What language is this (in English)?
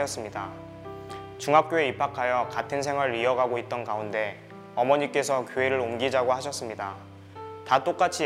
Korean